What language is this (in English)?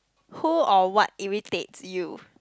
English